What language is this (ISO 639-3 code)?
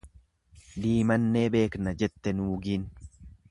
orm